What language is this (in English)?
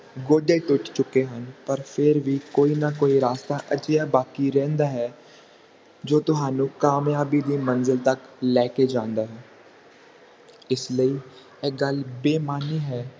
Punjabi